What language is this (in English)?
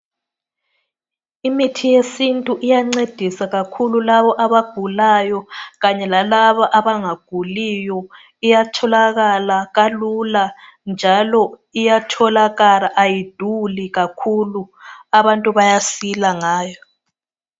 North Ndebele